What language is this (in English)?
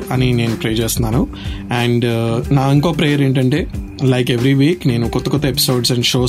Telugu